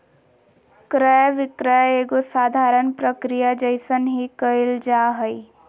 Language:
Magahi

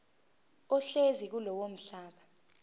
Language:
Zulu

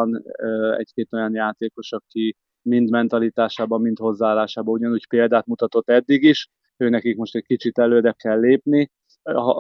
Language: Hungarian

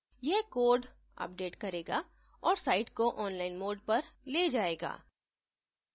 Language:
Hindi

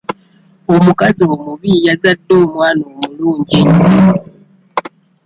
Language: Ganda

